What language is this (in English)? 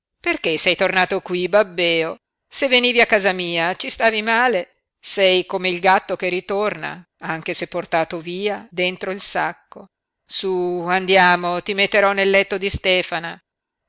Italian